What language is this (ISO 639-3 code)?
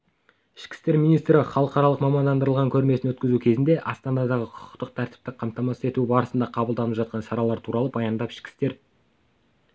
kaz